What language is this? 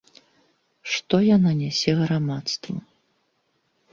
Belarusian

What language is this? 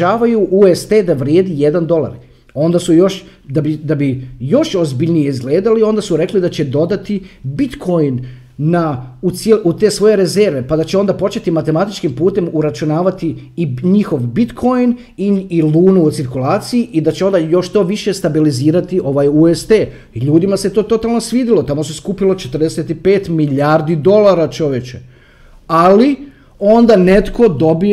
Croatian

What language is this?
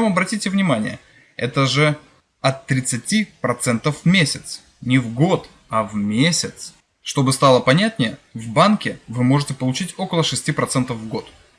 Russian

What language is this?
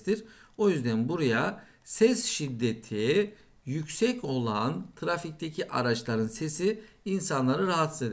Turkish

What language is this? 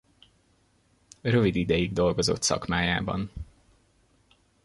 Hungarian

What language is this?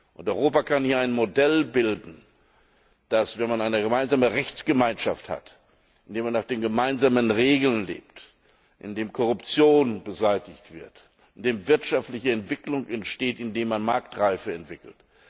German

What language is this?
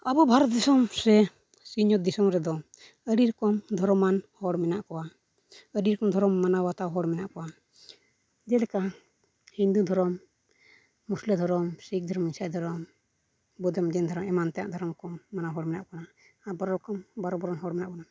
Santali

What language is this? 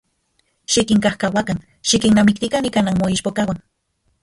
Central Puebla Nahuatl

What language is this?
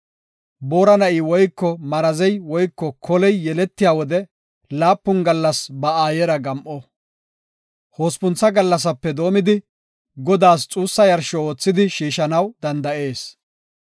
Gofa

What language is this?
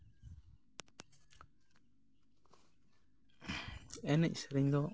Santali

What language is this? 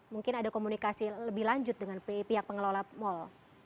Indonesian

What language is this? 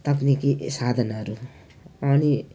Nepali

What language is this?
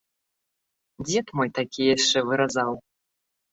Belarusian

